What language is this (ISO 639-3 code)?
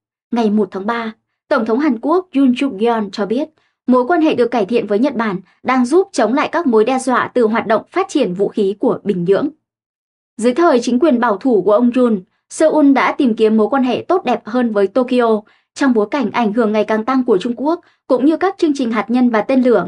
vie